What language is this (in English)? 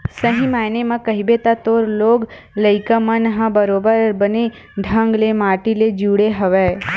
Chhattisgarhi